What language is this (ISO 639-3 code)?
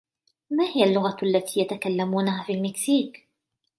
ara